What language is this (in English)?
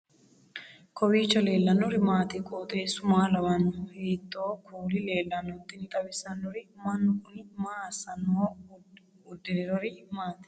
Sidamo